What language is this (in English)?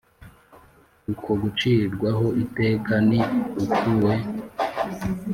Kinyarwanda